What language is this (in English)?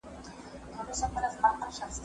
Pashto